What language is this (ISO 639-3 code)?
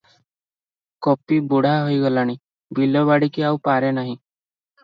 ori